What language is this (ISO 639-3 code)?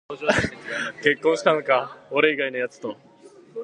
jpn